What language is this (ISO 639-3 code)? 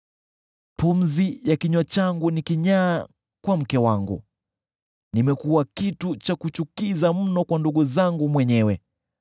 swa